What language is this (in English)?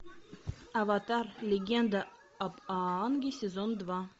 Russian